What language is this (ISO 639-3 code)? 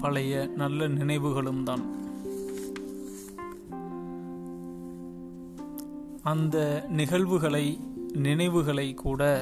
tam